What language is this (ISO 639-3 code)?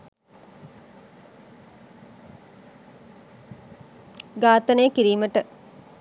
sin